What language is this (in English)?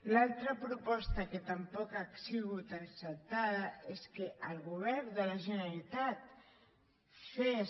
Catalan